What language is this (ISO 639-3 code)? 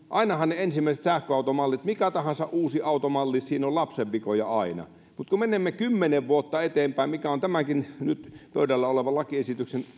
fin